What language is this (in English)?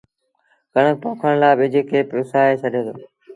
Sindhi Bhil